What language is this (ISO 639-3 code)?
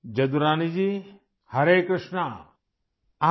urd